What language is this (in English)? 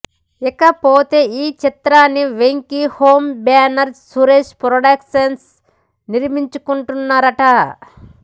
Telugu